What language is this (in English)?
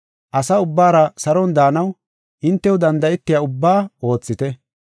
Gofa